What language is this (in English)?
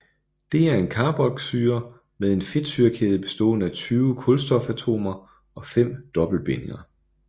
Danish